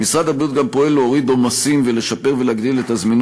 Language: Hebrew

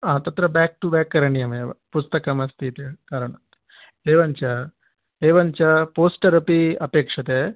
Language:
Sanskrit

